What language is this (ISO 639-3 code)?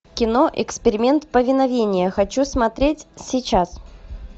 rus